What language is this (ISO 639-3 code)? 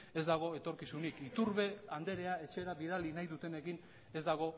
eus